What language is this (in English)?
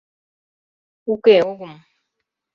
Mari